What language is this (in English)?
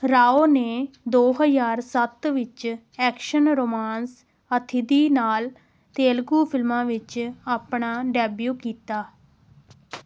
Punjabi